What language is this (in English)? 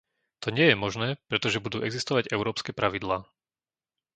Slovak